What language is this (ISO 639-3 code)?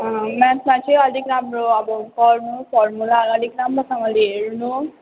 nep